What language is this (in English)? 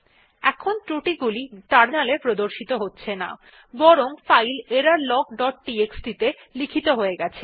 Bangla